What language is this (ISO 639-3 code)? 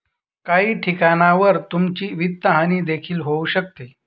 mar